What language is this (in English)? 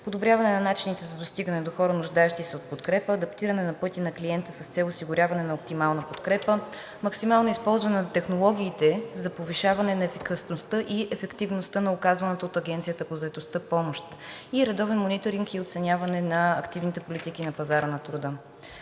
Bulgarian